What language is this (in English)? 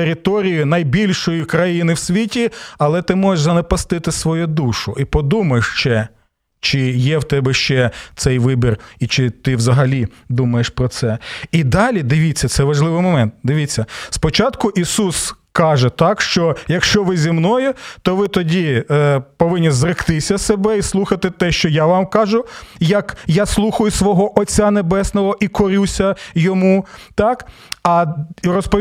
Ukrainian